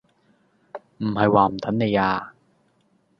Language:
Cantonese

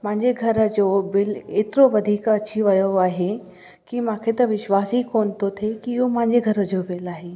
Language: Sindhi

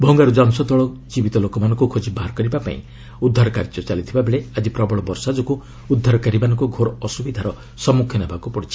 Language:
Odia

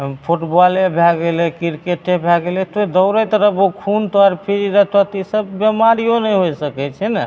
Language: Maithili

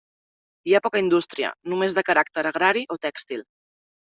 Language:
Catalan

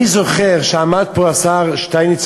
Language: Hebrew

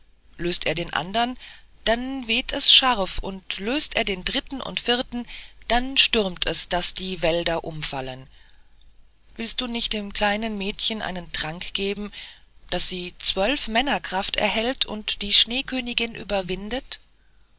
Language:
German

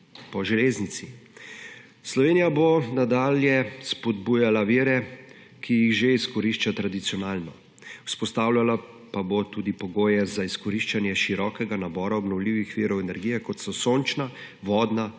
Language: Slovenian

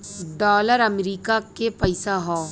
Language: Bhojpuri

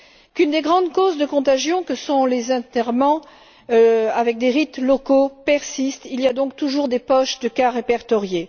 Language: French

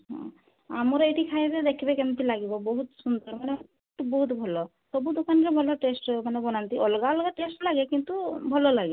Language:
Odia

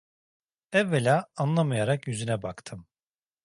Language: Turkish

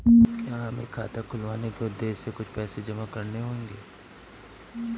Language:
Hindi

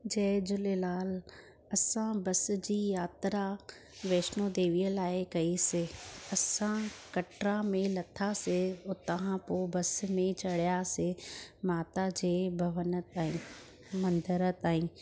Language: Sindhi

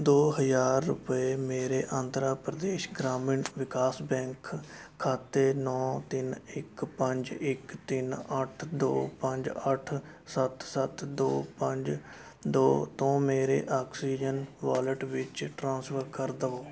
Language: Punjabi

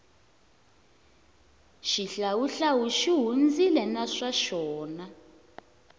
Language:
Tsonga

